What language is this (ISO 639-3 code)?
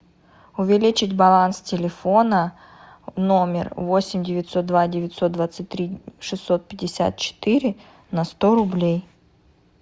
rus